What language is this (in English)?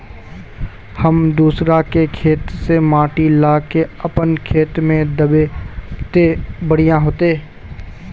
Magahi